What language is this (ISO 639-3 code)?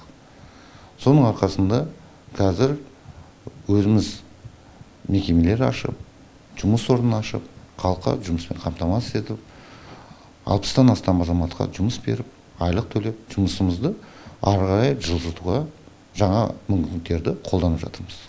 kaz